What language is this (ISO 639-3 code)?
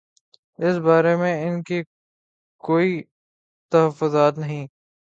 urd